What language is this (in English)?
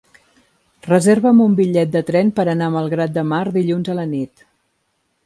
Catalan